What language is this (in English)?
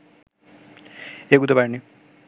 Bangla